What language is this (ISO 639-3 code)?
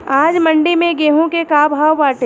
bho